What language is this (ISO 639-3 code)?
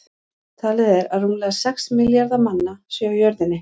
isl